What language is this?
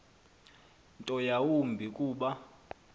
Xhosa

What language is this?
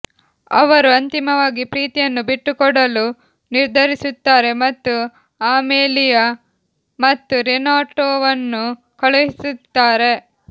Kannada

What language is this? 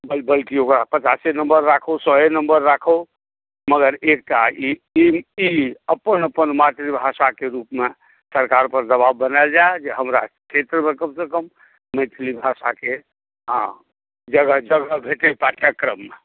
Maithili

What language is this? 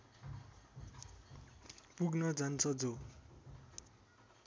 Nepali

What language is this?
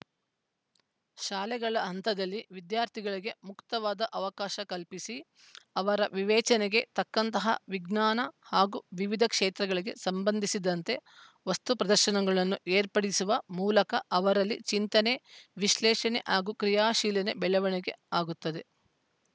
Kannada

